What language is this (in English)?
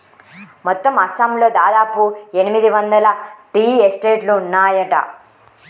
Telugu